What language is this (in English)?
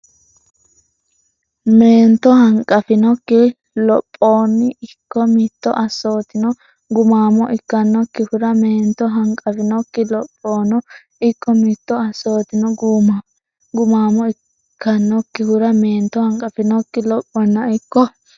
Sidamo